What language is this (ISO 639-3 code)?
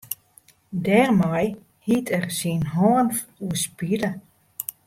fry